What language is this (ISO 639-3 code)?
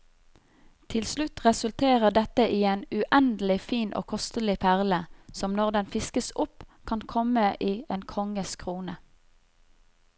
nor